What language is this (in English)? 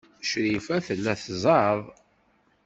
Kabyle